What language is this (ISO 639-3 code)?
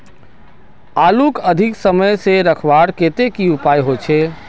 mag